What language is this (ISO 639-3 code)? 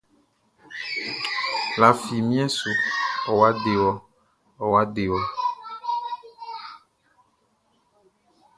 bci